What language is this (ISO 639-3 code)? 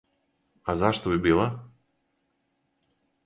srp